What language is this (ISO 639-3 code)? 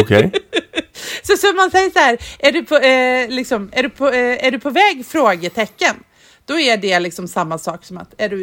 swe